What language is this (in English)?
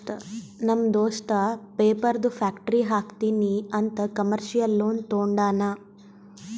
Kannada